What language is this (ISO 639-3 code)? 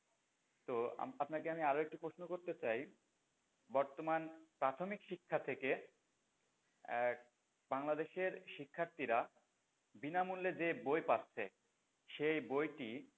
ben